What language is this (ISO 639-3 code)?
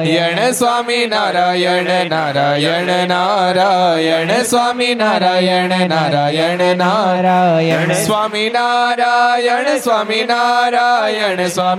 guj